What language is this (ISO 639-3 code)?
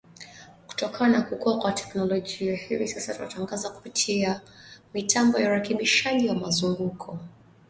swa